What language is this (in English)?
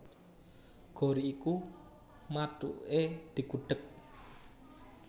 Javanese